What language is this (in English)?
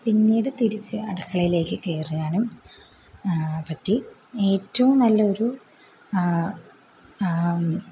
Malayalam